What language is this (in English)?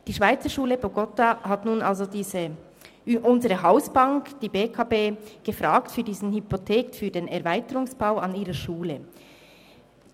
Swiss German